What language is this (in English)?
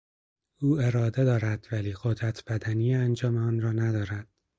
Persian